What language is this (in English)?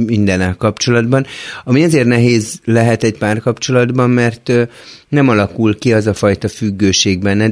Hungarian